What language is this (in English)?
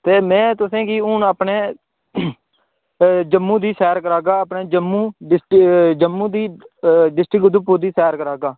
Dogri